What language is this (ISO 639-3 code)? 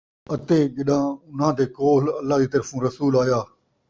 skr